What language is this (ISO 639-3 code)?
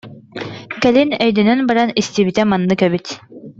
sah